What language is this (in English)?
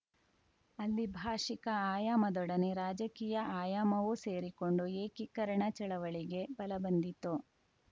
Kannada